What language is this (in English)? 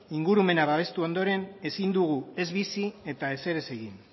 Basque